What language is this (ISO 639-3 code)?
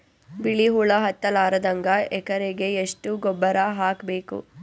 kan